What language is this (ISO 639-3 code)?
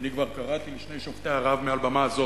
heb